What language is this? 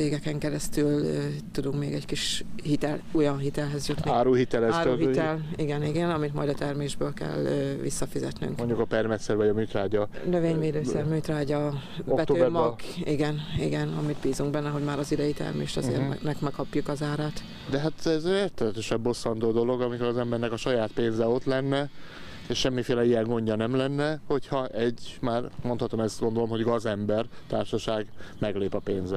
Hungarian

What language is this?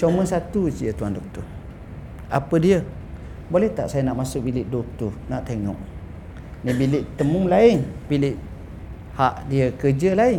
Malay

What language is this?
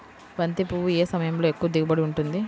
Telugu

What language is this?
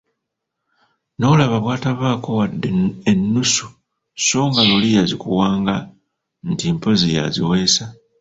Ganda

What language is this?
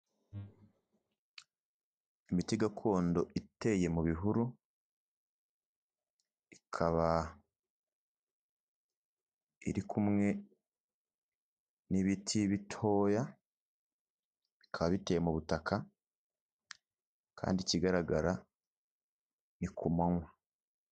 Kinyarwanda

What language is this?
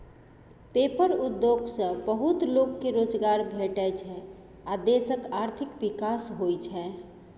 Maithili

